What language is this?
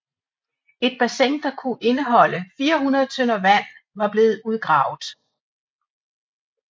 Danish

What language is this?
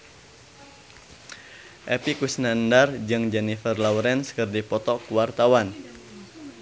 Sundanese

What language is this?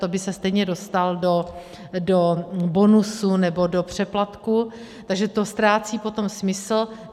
Czech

